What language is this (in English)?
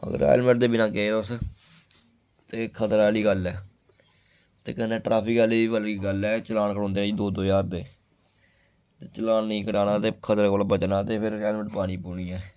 Dogri